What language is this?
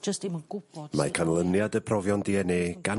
Welsh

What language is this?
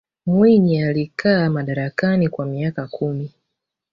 Swahili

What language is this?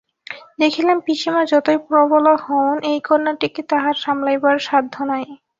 Bangla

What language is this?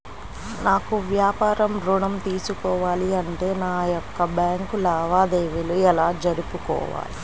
Telugu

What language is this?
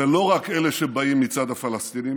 Hebrew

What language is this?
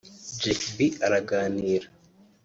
Kinyarwanda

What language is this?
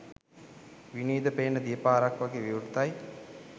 Sinhala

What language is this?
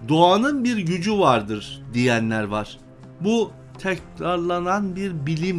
Turkish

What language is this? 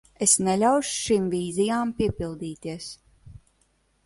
Latvian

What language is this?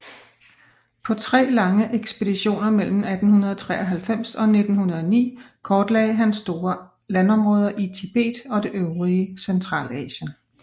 Danish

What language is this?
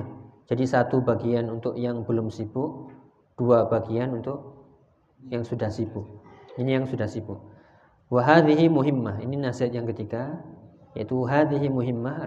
Indonesian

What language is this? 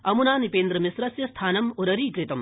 Sanskrit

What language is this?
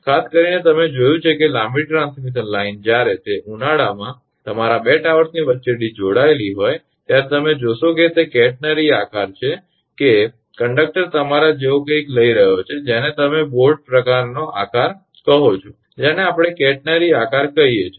Gujarati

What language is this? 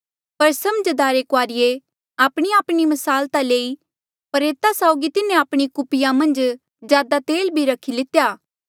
Mandeali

